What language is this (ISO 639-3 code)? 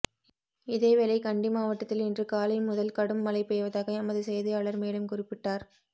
tam